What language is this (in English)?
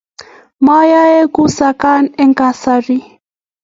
Kalenjin